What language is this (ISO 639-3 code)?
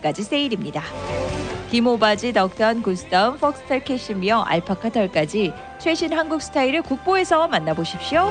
kor